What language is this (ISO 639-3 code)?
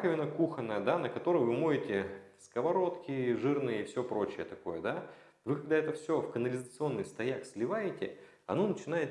rus